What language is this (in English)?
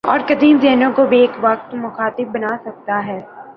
Urdu